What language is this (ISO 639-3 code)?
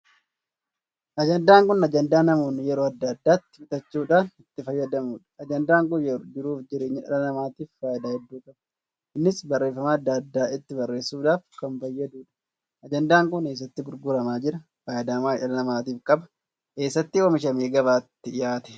orm